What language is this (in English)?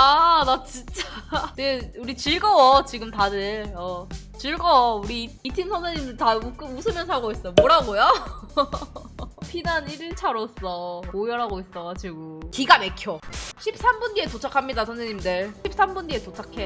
Korean